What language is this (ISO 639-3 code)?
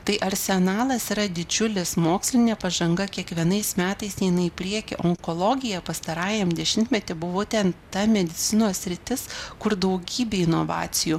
lit